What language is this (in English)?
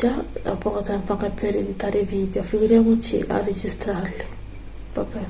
Italian